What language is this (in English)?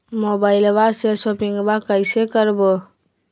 Magahi